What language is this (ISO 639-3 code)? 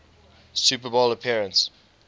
eng